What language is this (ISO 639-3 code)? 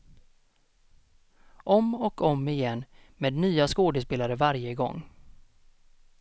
swe